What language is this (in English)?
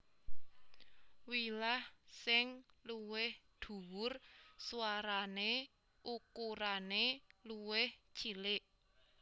Javanese